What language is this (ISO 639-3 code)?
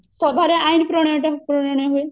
ori